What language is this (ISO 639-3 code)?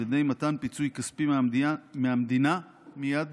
heb